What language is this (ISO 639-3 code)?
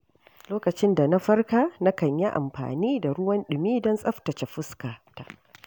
hau